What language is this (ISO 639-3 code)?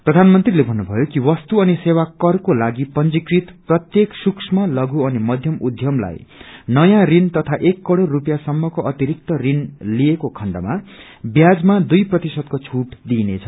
nep